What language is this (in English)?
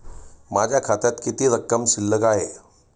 Marathi